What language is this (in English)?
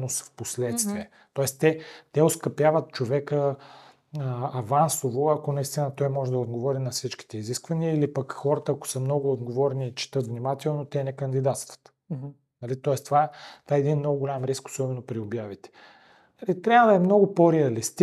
Bulgarian